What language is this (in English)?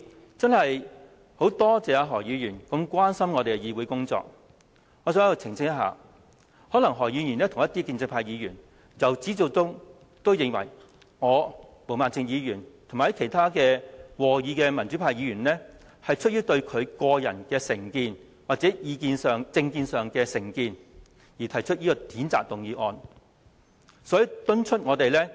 Cantonese